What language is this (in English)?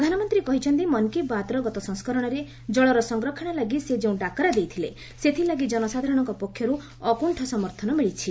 Odia